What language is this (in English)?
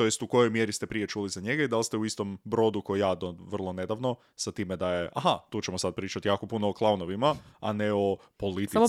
Croatian